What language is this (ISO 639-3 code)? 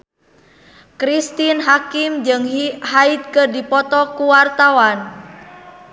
sun